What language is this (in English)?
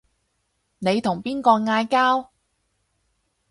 Cantonese